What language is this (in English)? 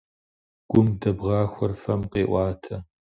Kabardian